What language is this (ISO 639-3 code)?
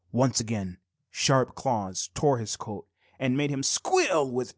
eng